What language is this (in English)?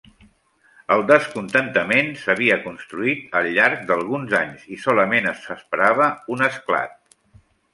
Catalan